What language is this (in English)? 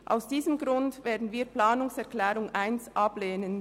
Swiss German